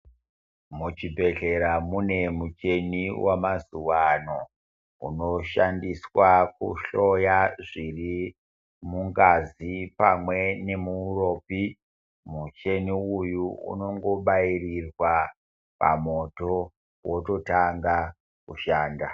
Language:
Ndau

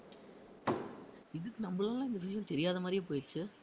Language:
Tamil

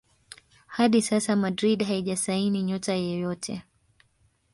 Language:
Swahili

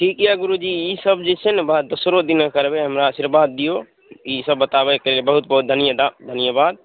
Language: Maithili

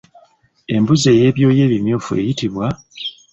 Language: Ganda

